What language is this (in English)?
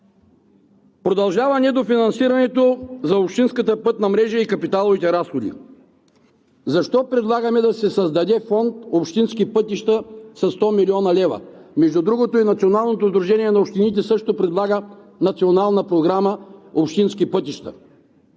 Bulgarian